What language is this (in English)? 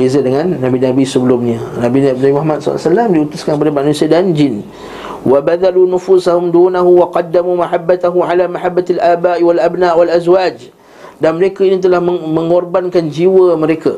Malay